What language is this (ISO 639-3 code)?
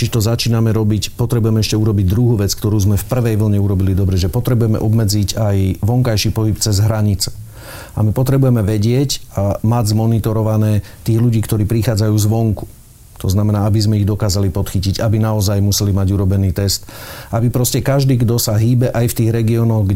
slk